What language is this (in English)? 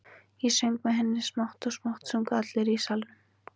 Icelandic